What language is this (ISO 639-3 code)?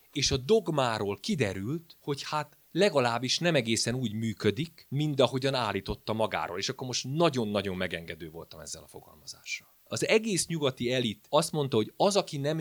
hun